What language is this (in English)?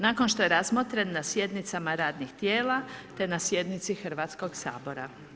Croatian